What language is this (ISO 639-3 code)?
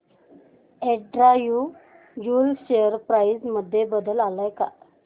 mar